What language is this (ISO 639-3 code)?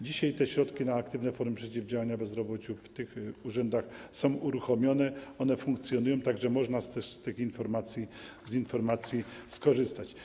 pol